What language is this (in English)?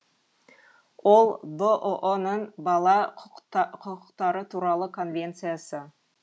Kazakh